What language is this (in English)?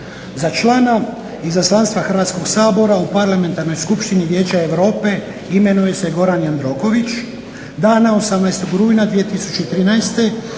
Croatian